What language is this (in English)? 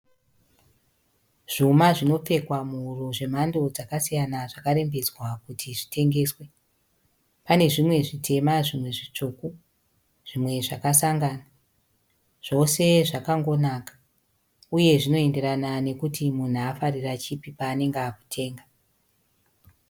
Shona